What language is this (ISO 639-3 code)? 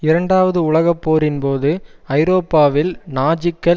tam